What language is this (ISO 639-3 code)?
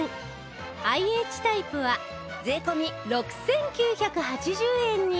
jpn